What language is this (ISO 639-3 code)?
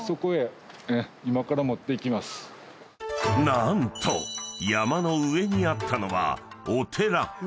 jpn